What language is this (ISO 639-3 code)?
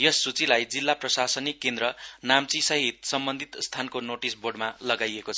nep